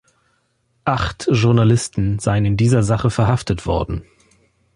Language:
German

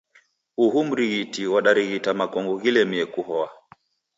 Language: Taita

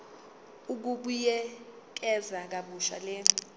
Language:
Zulu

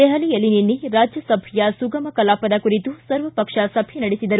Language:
Kannada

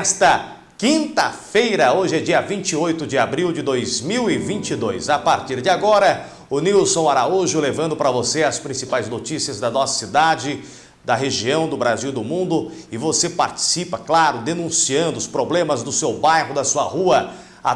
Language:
Portuguese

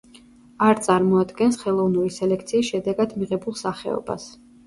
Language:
Georgian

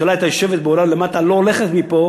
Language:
Hebrew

